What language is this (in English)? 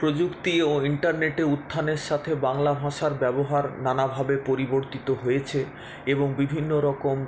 Bangla